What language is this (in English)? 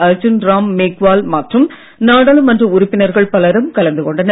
Tamil